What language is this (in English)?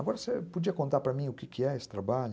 Portuguese